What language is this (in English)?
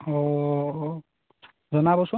Assamese